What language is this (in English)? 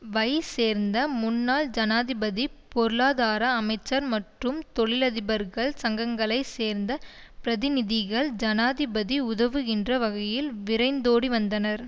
Tamil